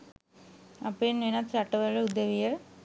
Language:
Sinhala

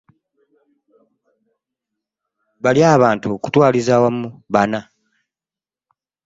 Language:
Ganda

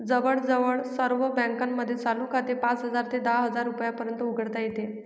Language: Marathi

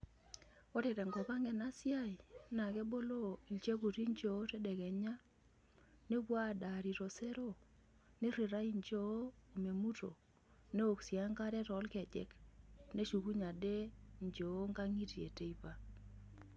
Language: Masai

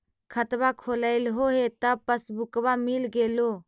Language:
Magahi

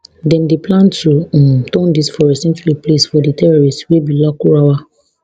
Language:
Nigerian Pidgin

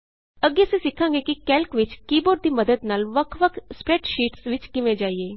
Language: Punjabi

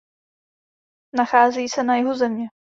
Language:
Czech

